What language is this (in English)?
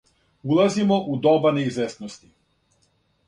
Serbian